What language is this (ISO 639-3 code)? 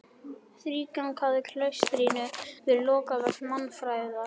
isl